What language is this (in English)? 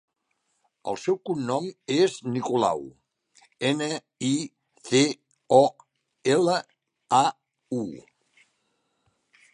Catalan